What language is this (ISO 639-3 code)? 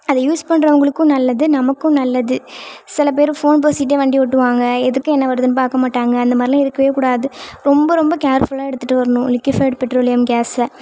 tam